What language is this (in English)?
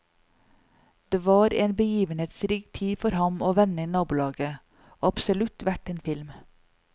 Norwegian